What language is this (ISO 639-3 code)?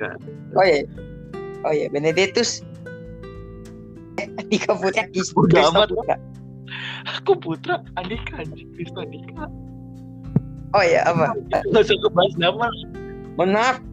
ind